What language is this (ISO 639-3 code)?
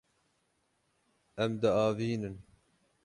kur